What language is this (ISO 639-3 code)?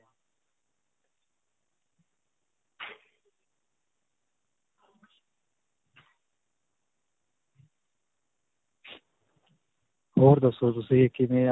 pan